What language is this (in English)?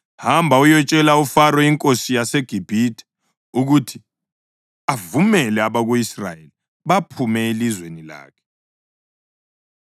North Ndebele